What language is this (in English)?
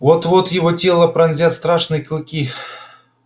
Russian